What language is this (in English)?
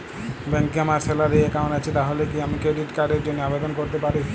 Bangla